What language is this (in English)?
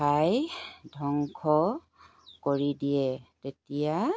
Assamese